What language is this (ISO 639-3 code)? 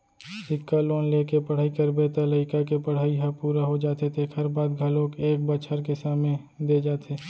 hne